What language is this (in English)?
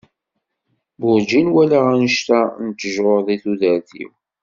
Kabyle